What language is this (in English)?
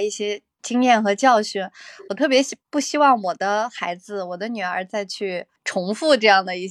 Chinese